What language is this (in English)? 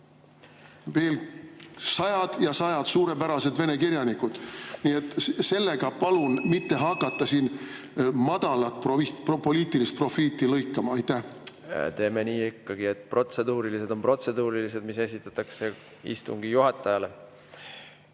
Estonian